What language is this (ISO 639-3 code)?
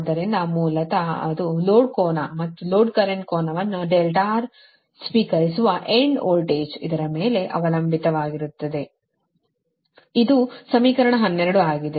kan